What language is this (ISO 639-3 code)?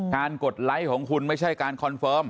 tha